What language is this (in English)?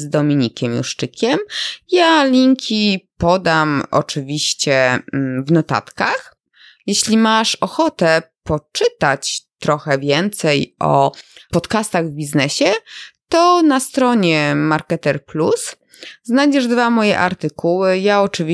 Polish